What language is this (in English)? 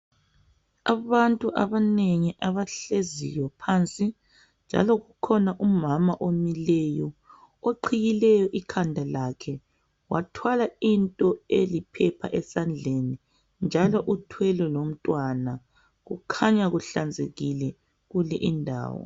North Ndebele